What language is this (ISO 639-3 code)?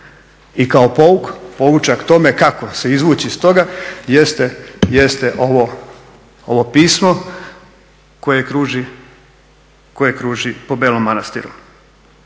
hrv